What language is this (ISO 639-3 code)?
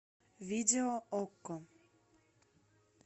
rus